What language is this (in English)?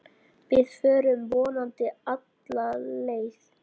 Icelandic